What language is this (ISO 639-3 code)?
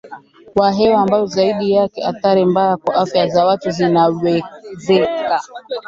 swa